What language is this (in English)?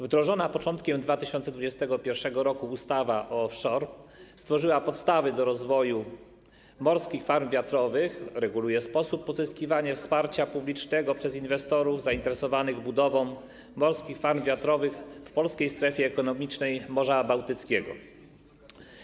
Polish